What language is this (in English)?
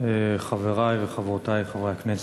Hebrew